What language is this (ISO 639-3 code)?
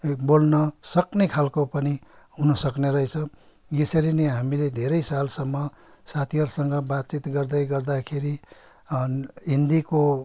nep